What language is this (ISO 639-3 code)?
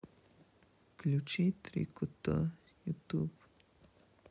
rus